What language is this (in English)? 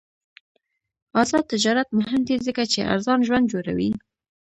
Pashto